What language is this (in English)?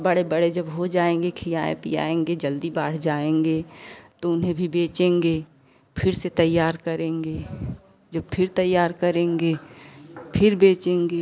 Hindi